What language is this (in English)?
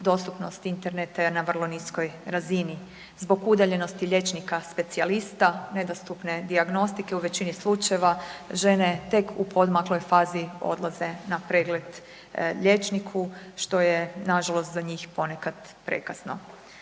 Croatian